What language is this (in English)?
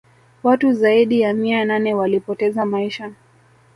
Swahili